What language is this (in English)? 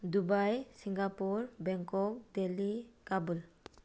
Manipuri